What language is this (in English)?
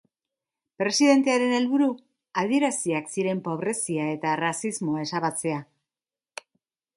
Basque